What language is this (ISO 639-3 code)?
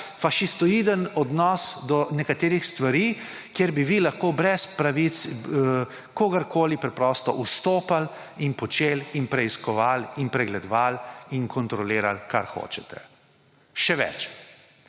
slv